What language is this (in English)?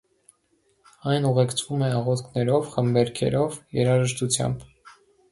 Armenian